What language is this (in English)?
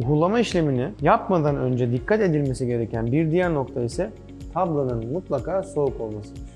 Turkish